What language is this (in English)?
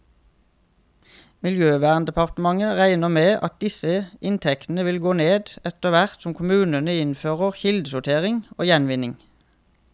Norwegian